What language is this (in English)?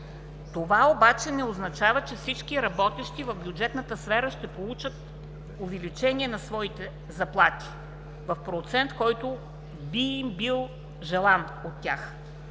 Bulgarian